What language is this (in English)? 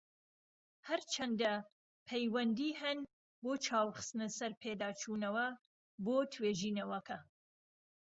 Central Kurdish